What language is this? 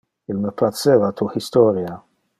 Interlingua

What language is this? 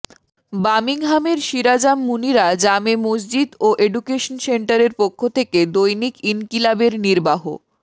Bangla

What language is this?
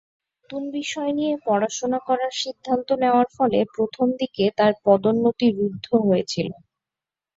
Bangla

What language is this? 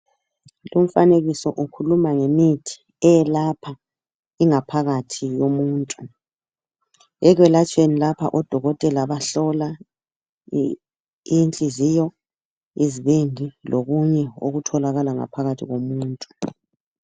North Ndebele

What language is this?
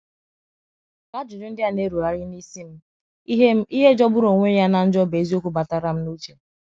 Igbo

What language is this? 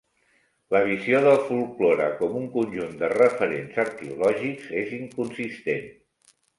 Catalan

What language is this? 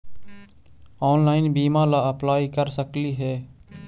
Magahi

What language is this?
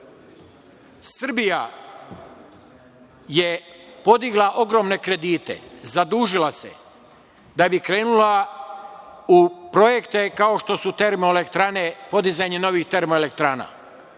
Serbian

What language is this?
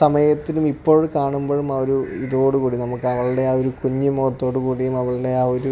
Malayalam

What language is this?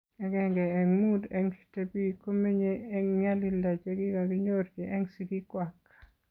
Kalenjin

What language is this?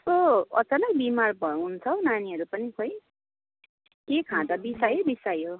Nepali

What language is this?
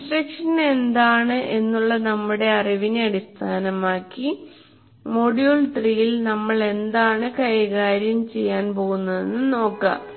Malayalam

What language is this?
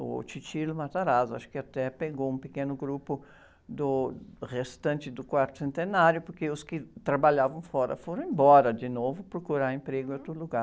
Portuguese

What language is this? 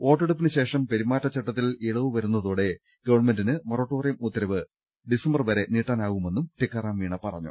Malayalam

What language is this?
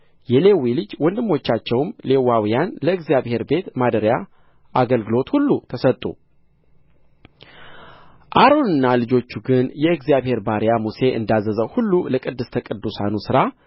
Amharic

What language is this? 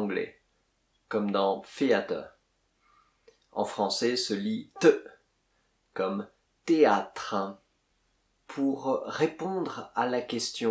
French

